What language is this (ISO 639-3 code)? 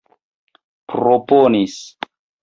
epo